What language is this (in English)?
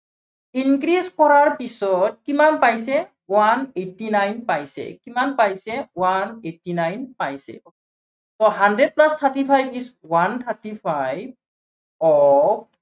Assamese